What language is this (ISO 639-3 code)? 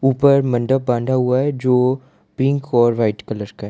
hin